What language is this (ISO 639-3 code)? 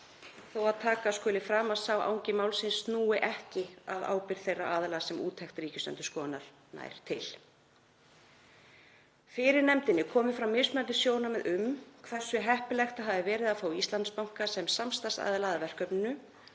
isl